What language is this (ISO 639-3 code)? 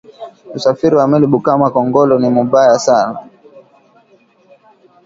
swa